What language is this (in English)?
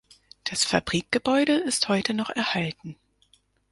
German